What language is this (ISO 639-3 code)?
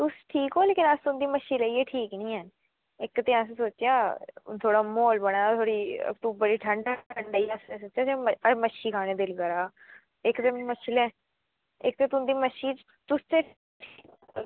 doi